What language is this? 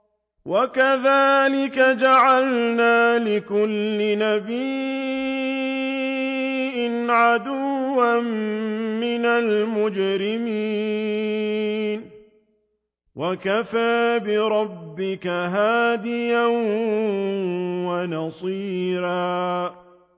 Arabic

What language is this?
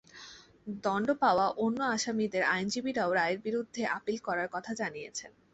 Bangla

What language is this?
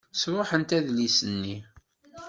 Kabyle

